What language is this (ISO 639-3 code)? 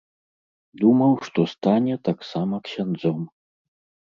bel